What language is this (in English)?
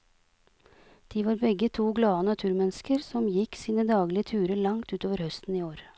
Norwegian